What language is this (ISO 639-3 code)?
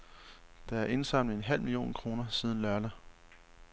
dan